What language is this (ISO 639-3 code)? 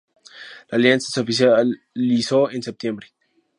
spa